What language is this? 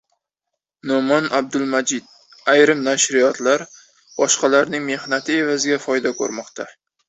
Uzbek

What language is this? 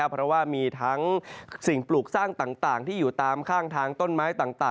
Thai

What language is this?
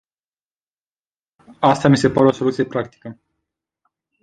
Romanian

